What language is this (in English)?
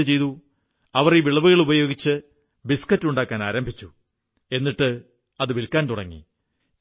Malayalam